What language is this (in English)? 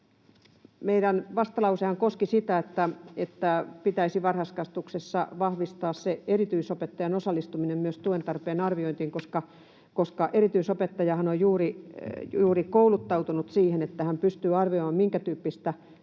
Finnish